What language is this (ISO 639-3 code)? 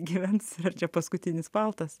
lit